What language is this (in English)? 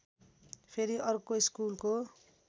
Nepali